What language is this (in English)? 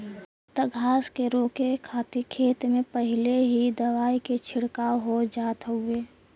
Bhojpuri